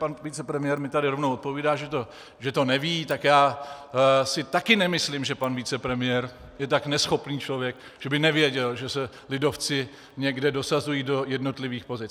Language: Czech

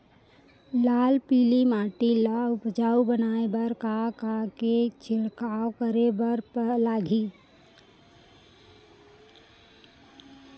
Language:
Chhattisgarhi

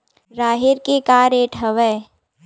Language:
Chhattisgarhi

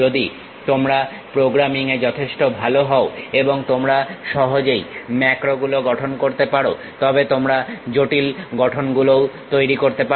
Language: Bangla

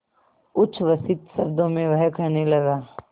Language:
Hindi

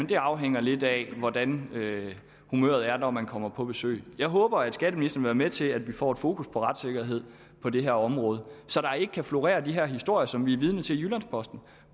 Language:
Danish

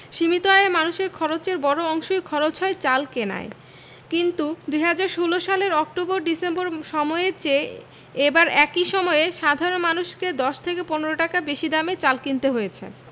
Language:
Bangla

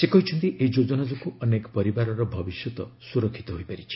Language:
Odia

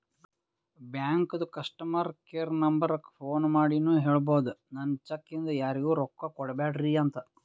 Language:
Kannada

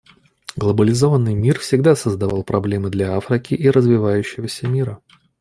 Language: Russian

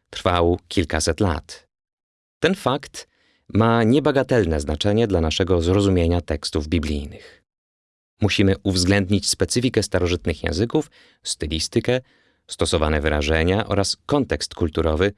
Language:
Polish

